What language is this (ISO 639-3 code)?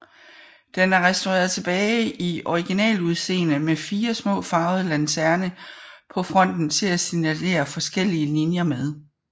dan